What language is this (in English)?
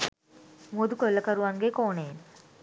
Sinhala